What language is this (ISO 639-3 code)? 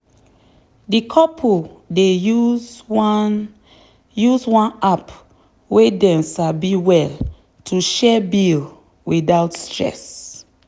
pcm